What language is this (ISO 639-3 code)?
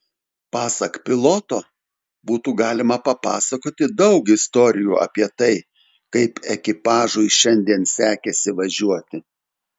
lit